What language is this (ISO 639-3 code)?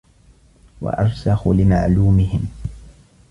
ara